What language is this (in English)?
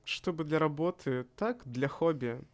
Russian